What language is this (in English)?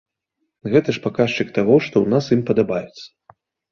Belarusian